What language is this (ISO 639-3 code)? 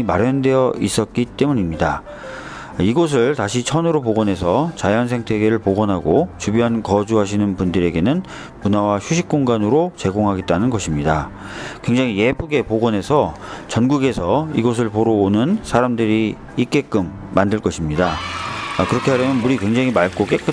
kor